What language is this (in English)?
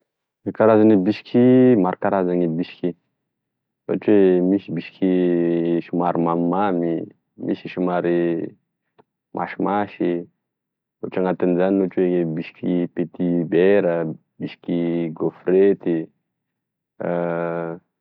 Tesaka Malagasy